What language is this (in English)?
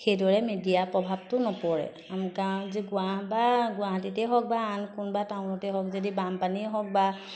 Assamese